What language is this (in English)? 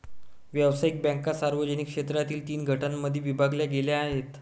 Marathi